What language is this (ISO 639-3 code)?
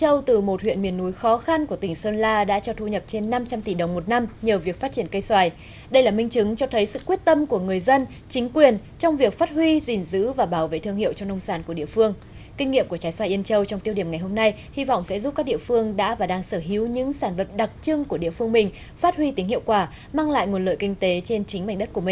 vie